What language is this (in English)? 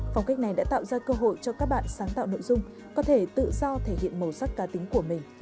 Vietnamese